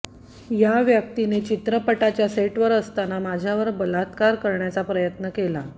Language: Marathi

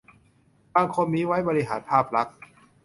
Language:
Thai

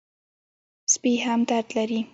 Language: Pashto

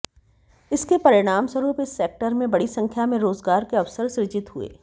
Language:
Hindi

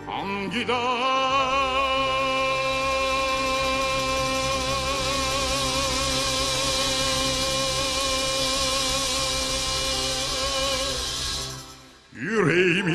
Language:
Turkish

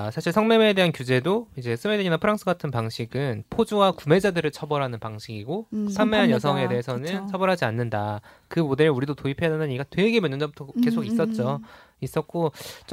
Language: Korean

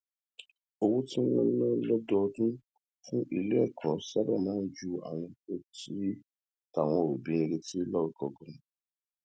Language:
Yoruba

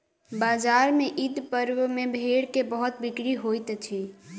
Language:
Maithili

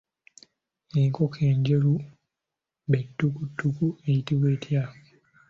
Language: Ganda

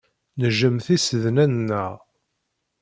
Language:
Kabyle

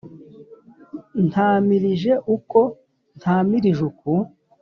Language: Kinyarwanda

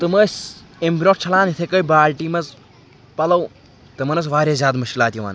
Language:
Kashmiri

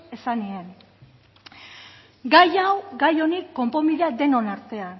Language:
Basque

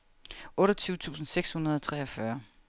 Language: Danish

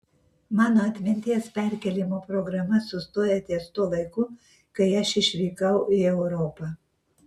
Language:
Lithuanian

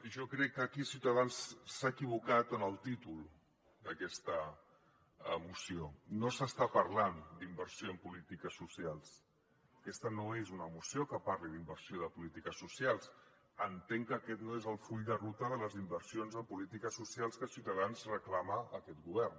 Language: Catalan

